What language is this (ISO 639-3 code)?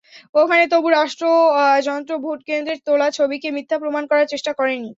ben